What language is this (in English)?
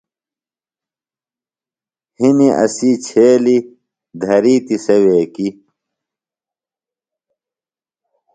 Phalura